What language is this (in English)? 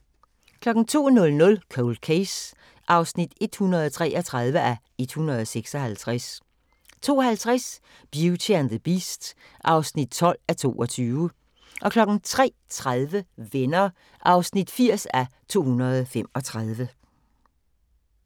Danish